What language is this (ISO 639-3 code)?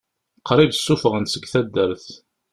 kab